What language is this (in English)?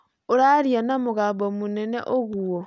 Kikuyu